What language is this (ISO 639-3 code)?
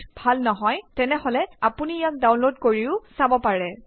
asm